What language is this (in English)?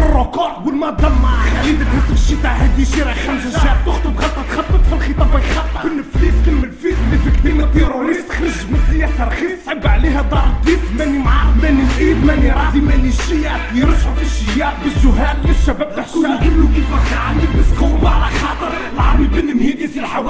Arabic